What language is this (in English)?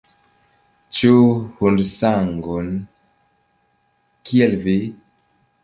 Esperanto